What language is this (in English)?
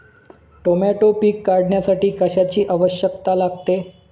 Marathi